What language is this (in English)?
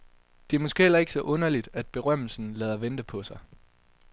Danish